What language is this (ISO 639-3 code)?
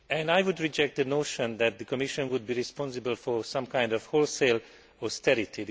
eng